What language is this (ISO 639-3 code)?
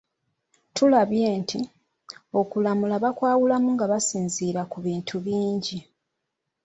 lug